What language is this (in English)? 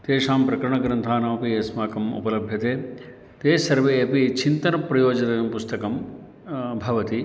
Sanskrit